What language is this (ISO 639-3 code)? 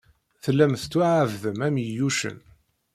kab